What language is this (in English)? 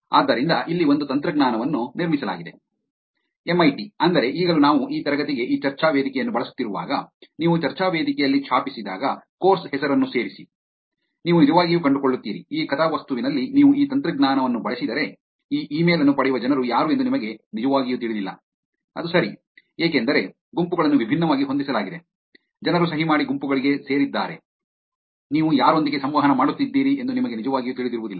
Kannada